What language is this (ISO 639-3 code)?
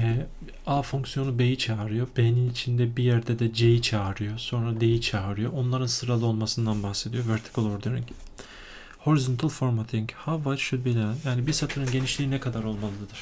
tur